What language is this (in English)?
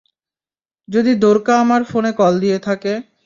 Bangla